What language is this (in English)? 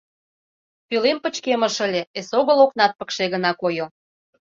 Mari